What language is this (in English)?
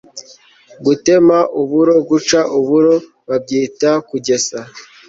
Kinyarwanda